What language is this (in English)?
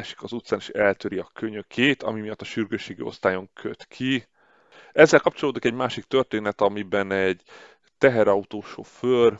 Hungarian